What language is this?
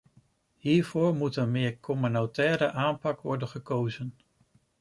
Dutch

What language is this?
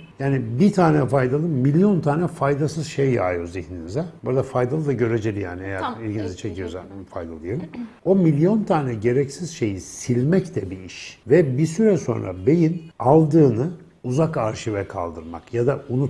Turkish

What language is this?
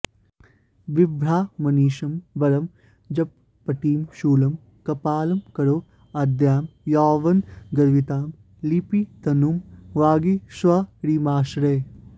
Sanskrit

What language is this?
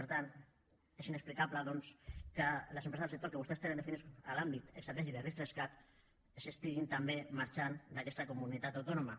Catalan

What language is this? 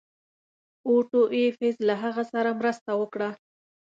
Pashto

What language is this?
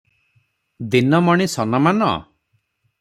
Odia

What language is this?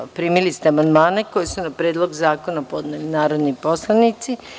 Serbian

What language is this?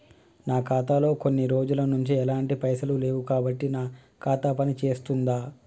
Telugu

